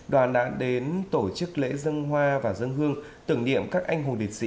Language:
Vietnamese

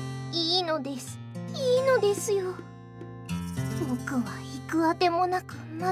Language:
Japanese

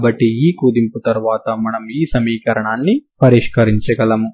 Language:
Telugu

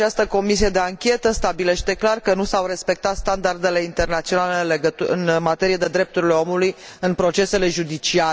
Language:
Romanian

